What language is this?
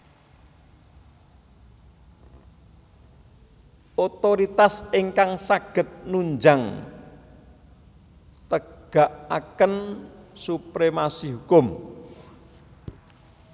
Javanese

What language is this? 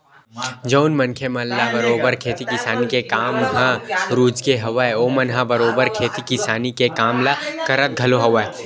Chhattisgarhi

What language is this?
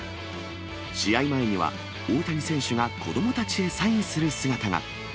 Japanese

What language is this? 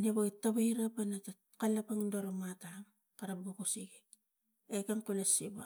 Tigak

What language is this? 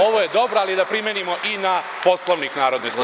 Serbian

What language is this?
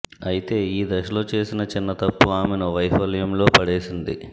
Telugu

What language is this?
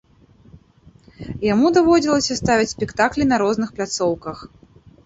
Belarusian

